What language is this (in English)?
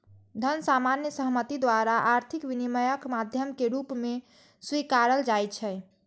Maithili